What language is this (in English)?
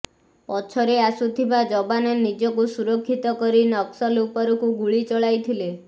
Odia